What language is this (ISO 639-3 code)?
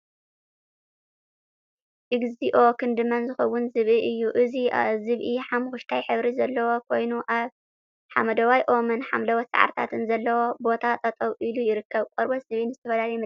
tir